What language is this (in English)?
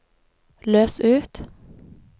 Norwegian